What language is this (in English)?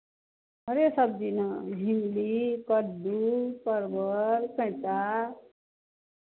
Maithili